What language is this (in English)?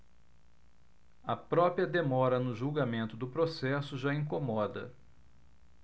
Portuguese